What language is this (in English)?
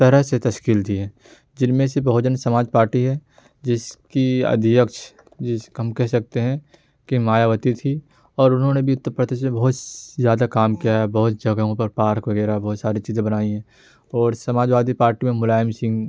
Urdu